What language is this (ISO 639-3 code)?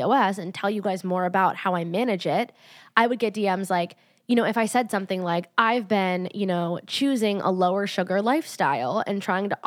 eng